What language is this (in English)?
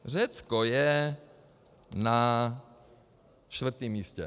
Czech